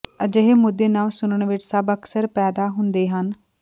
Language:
Punjabi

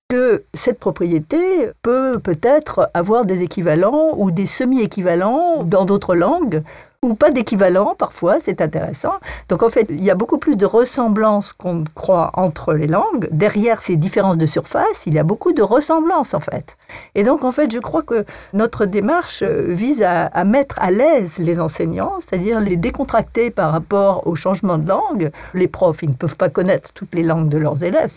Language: French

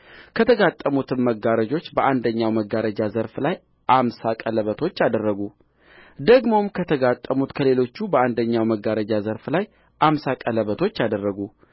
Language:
Amharic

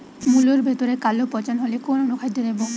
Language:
Bangla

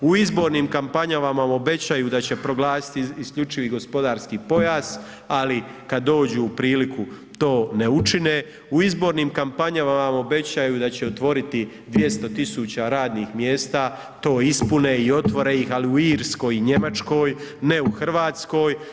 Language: Croatian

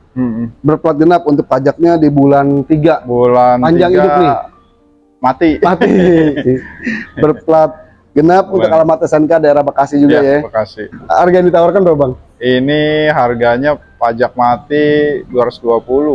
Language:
Indonesian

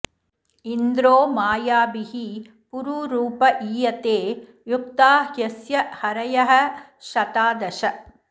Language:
Sanskrit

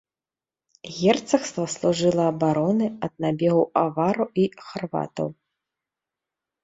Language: Belarusian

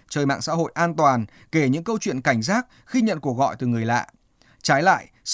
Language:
Vietnamese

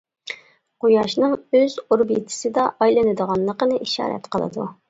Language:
Uyghur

